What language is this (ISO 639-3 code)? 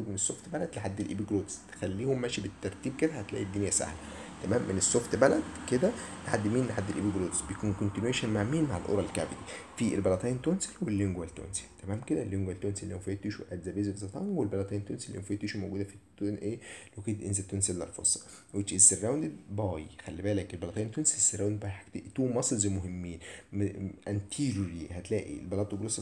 ara